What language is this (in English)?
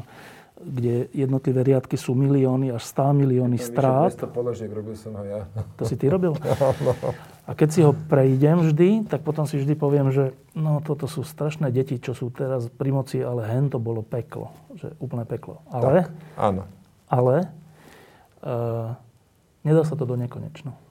Slovak